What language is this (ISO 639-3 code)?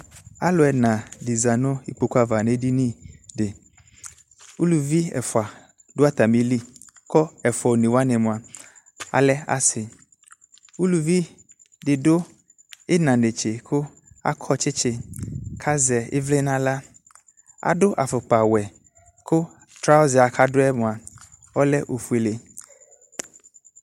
kpo